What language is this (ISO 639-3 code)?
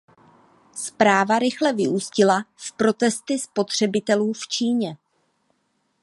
ces